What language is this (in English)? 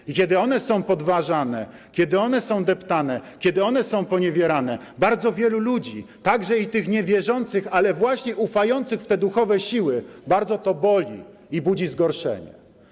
Polish